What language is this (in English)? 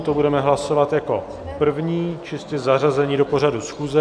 Czech